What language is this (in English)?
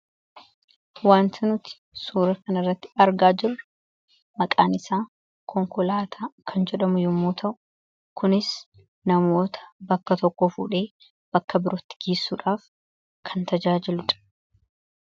Oromo